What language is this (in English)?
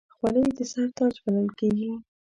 Pashto